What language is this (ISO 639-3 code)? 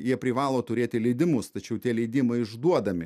lit